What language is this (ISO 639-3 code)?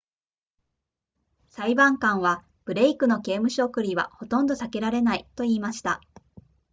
jpn